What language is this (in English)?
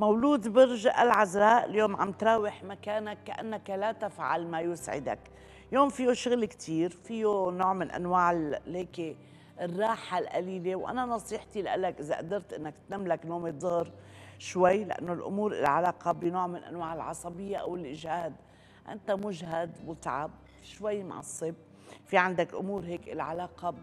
Arabic